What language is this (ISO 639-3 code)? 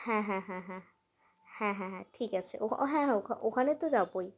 ben